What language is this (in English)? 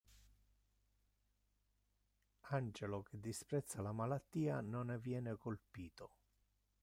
Italian